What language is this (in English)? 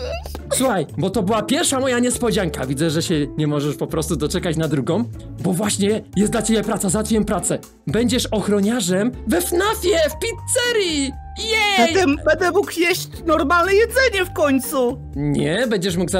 Polish